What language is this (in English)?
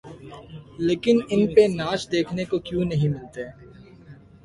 Urdu